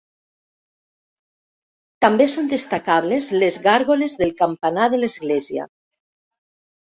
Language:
Catalan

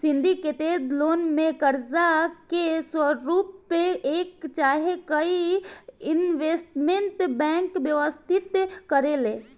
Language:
Bhojpuri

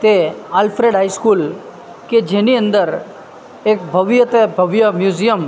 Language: Gujarati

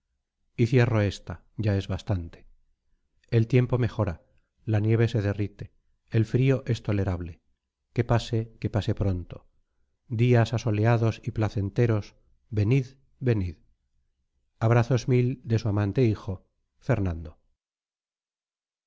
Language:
Spanish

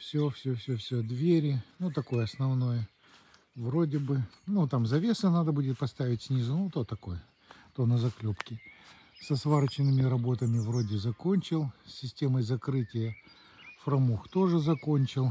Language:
Russian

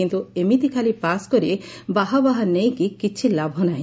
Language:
Odia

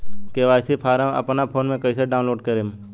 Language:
Bhojpuri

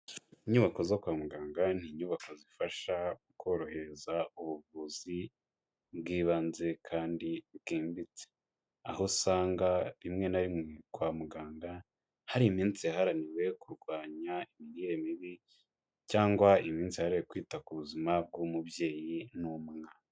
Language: Kinyarwanda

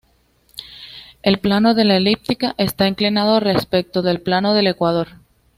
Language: Spanish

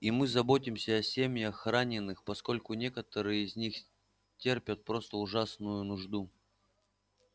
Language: Russian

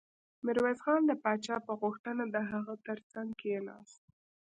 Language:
Pashto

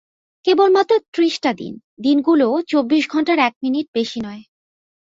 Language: Bangla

